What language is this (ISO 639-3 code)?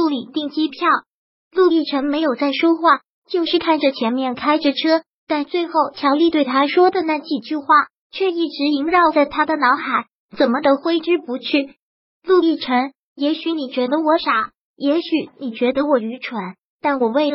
zho